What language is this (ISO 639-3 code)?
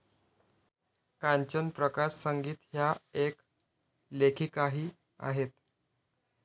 mar